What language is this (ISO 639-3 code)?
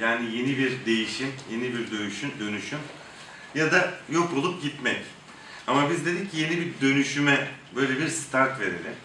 tur